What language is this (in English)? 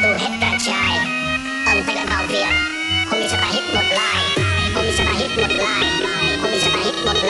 Polish